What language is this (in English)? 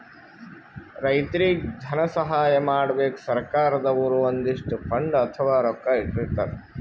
Kannada